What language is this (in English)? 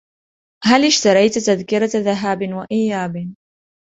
Arabic